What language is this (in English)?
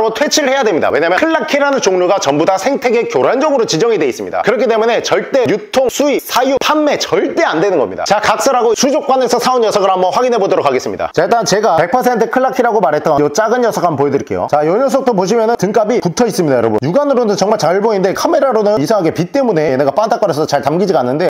Korean